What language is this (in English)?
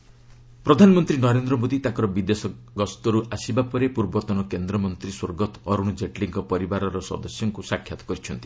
Odia